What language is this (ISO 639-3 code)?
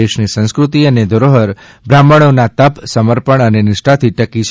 guj